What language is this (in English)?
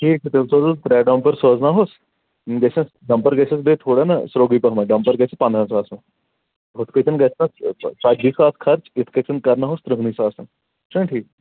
Kashmiri